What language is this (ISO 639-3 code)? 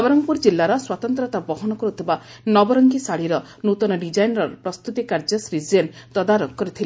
ori